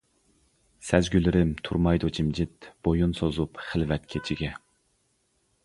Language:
Uyghur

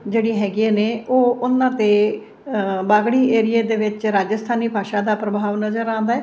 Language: Punjabi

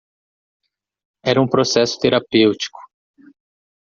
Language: Portuguese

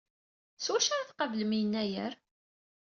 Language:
Kabyle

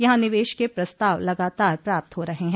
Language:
Hindi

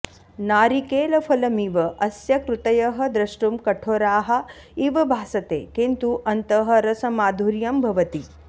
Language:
Sanskrit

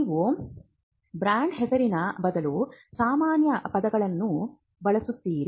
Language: Kannada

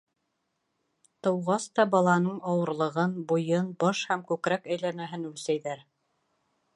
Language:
Bashkir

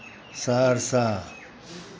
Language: Maithili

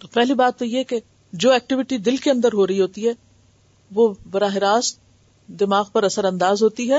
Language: Urdu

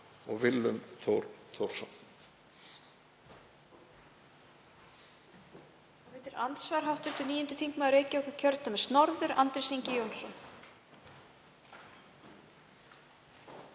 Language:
Icelandic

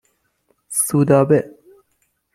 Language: Persian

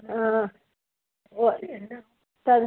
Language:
Sanskrit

